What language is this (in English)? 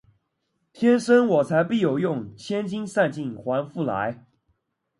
Chinese